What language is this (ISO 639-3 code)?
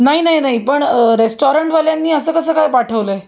mar